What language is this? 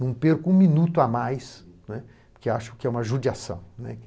Portuguese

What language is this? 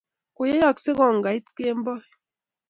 Kalenjin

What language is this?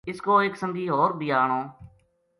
Gujari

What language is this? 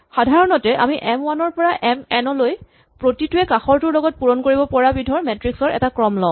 Assamese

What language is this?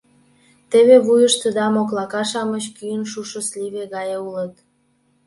Mari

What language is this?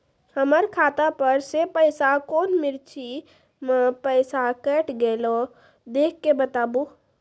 Maithili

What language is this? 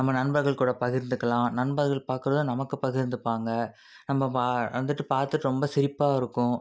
Tamil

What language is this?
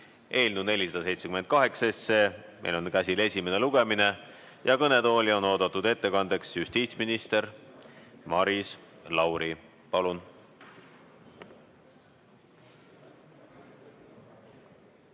Estonian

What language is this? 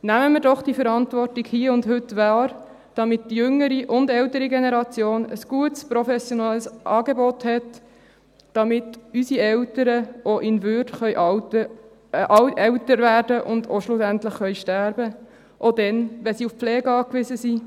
Swiss German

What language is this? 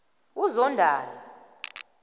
South Ndebele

